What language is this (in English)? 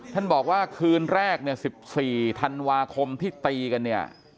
Thai